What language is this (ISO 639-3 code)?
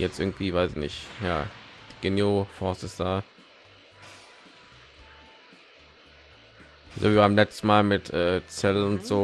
deu